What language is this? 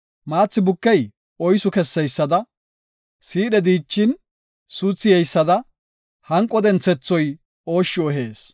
Gofa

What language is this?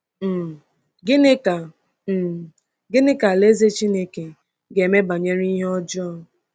Igbo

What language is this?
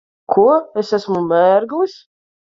Latvian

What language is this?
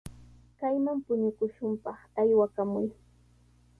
Sihuas Ancash Quechua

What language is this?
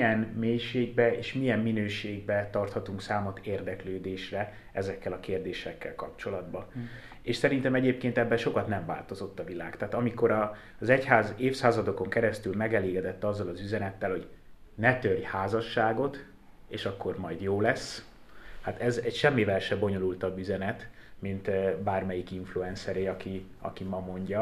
Hungarian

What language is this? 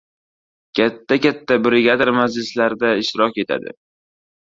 Uzbek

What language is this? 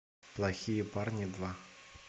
Russian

